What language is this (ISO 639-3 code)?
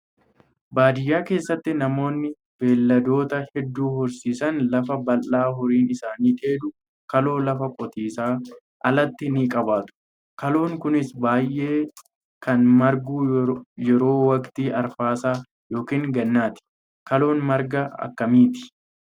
orm